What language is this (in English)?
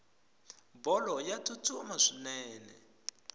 Tsonga